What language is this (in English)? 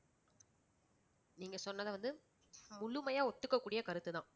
Tamil